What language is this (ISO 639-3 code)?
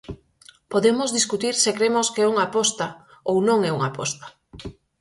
glg